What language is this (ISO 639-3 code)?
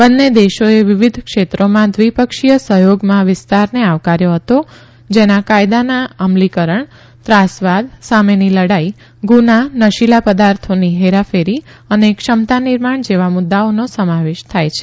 guj